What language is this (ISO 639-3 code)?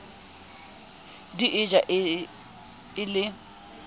sot